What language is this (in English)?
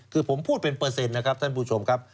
Thai